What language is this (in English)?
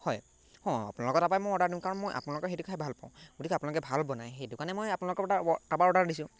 Assamese